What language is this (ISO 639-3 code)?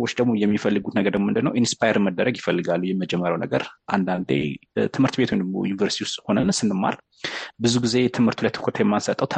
amh